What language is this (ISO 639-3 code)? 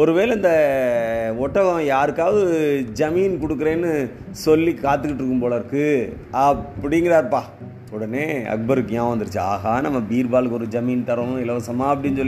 tam